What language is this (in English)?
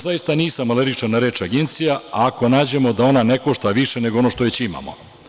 Serbian